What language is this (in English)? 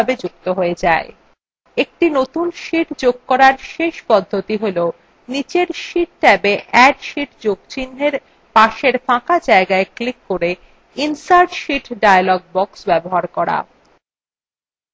Bangla